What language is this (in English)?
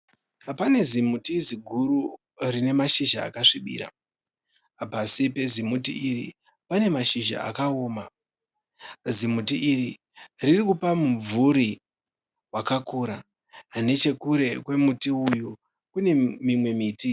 Shona